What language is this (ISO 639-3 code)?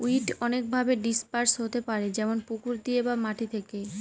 ben